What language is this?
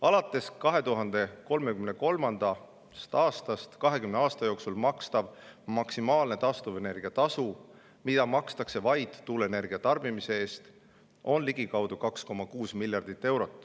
Estonian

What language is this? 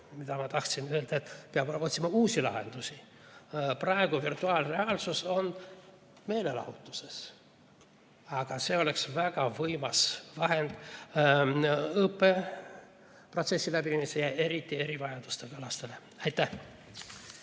Estonian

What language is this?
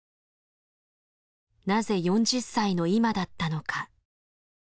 Japanese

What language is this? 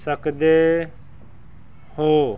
Punjabi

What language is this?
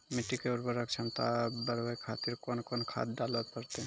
Maithili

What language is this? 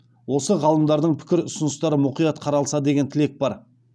Kazakh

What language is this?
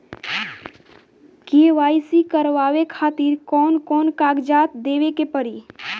Bhojpuri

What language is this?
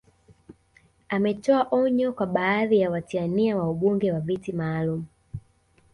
Swahili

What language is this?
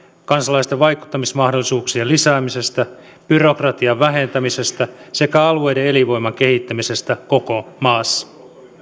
Finnish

